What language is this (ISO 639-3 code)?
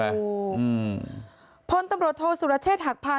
tha